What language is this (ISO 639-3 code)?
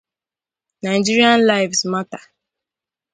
ibo